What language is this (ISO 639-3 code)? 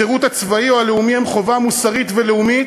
heb